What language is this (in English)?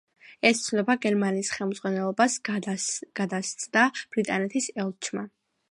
Georgian